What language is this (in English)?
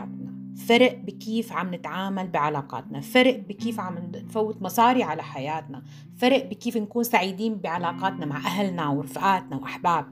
Arabic